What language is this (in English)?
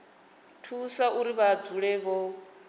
Venda